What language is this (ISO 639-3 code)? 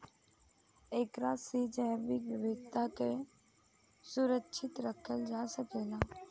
bho